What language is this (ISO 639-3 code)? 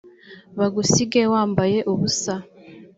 kin